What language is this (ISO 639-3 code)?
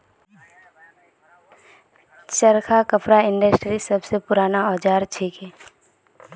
mag